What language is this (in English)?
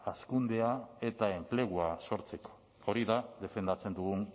Basque